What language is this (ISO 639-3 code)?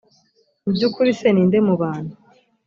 kin